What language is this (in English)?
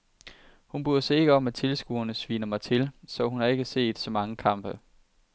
Danish